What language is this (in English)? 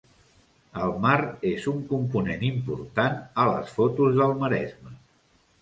Catalan